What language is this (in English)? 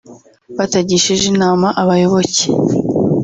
Kinyarwanda